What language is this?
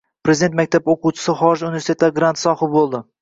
Uzbek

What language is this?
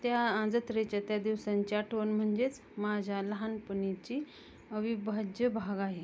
Marathi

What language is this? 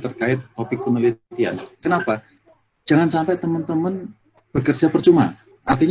Indonesian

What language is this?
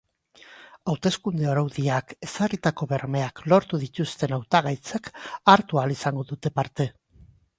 Basque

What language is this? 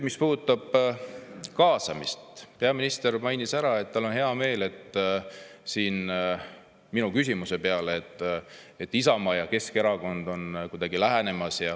Estonian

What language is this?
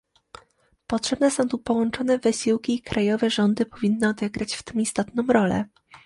Polish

